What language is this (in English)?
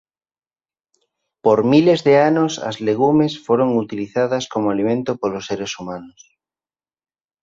Galician